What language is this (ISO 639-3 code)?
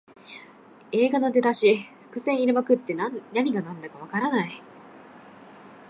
jpn